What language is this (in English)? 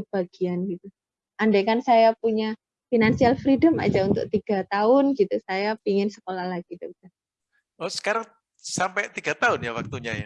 Indonesian